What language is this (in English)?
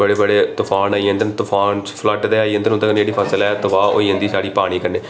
Dogri